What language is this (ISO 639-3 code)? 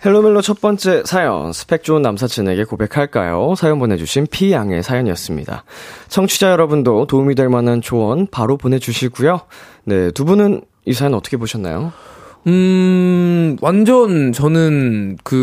kor